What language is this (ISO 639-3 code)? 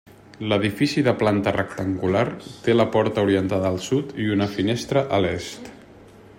cat